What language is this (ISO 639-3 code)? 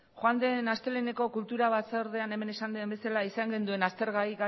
eus